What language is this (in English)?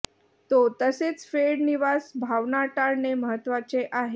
Marathi